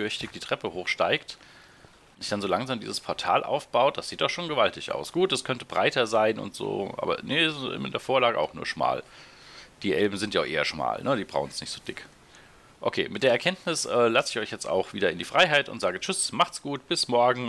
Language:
German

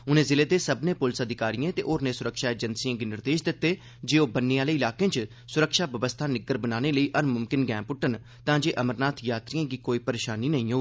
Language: Dogri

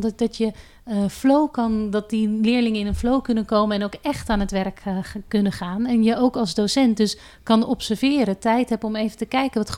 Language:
Dutch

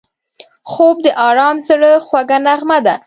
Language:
Pashto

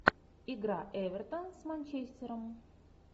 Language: Russian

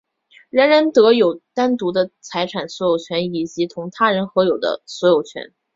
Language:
Chinese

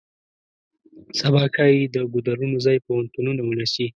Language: Pashto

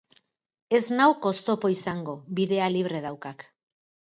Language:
Basque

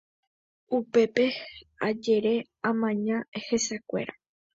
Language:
Guarani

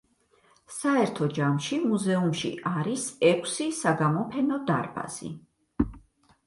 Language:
Georgian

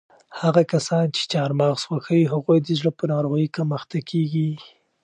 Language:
Pashto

